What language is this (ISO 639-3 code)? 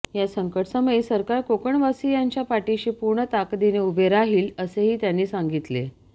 mar